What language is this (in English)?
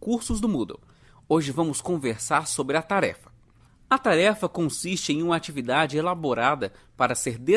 Portuguese